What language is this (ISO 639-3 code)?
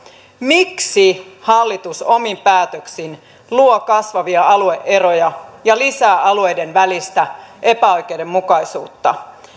fin